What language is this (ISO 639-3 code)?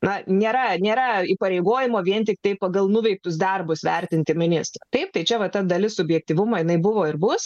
lit